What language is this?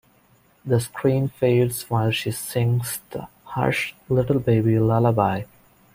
English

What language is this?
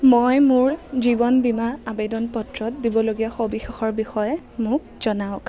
Assamese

